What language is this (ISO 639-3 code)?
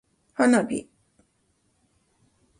jpn